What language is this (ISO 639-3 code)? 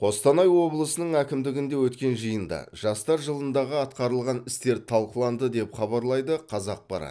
kaz